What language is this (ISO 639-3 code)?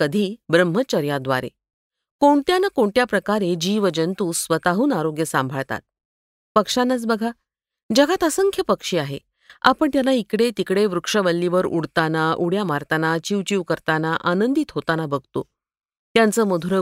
mar